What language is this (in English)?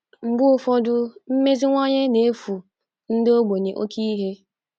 Igbo